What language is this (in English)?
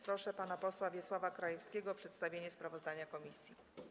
Polish